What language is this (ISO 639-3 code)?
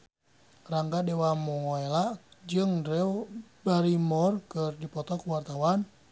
sun